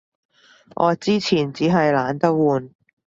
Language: Cantonese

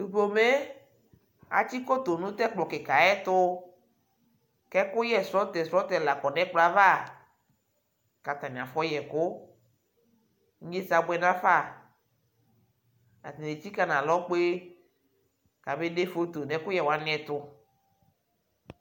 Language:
Ikposo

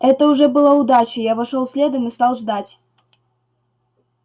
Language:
Russian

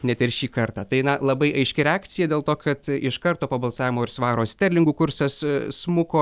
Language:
Lithuanian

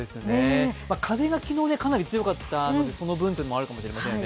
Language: Japanese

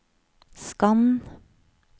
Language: Norwegian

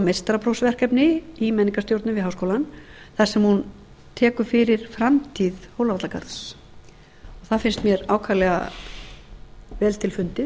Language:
Icelandic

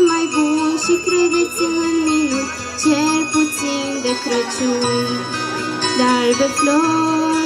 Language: Romanian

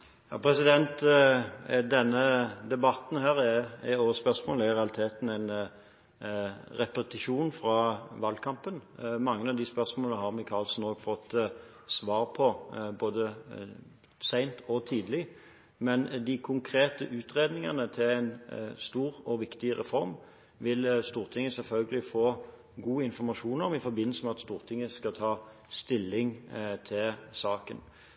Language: Norwegian Bokmål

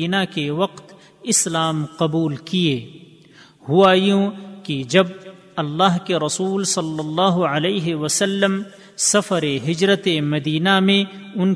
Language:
Urdu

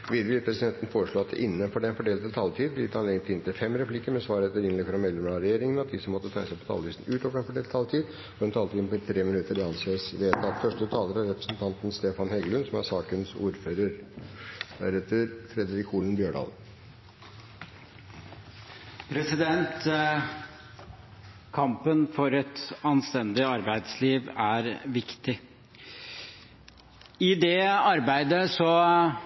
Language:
Norwegian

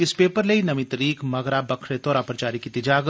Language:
Dogri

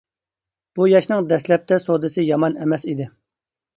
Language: Uyghur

